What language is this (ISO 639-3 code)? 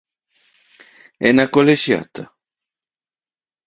glg